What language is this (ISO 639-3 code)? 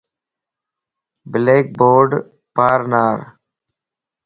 lss